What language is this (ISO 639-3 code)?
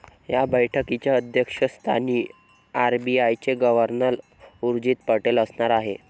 mar